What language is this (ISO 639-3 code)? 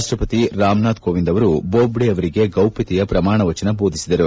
kan